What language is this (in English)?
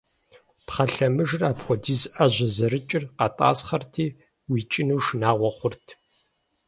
Kabardian